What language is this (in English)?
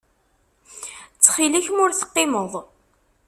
Kabyle